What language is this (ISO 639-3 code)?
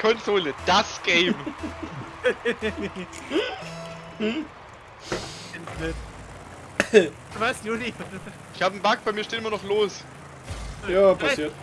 deu